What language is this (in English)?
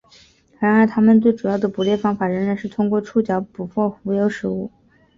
Chinese